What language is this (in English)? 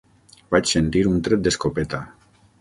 Catalan